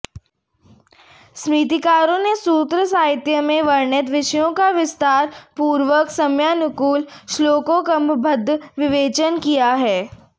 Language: Sanskrit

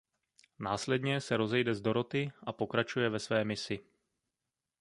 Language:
Czech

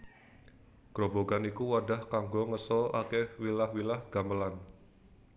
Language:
Javanese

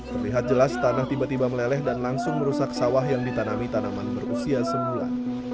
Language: Indonesian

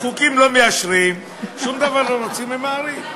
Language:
Hebrew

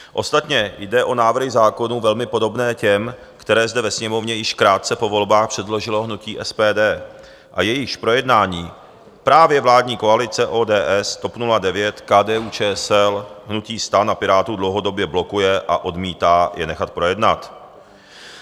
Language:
Czech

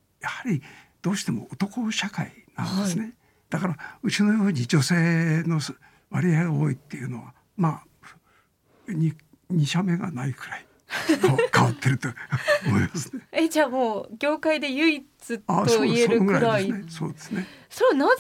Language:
Japanese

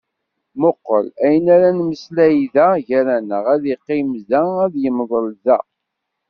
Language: Kabyle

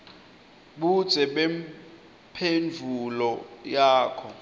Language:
Swati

